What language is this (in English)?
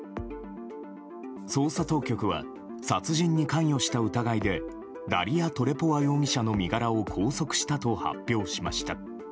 Japanese